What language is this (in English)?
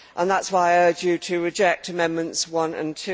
English